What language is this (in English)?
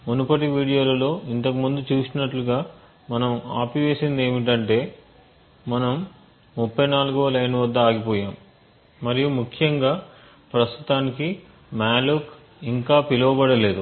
Telugu